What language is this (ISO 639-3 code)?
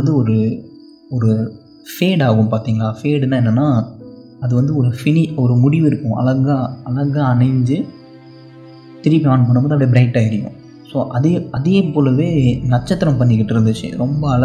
tam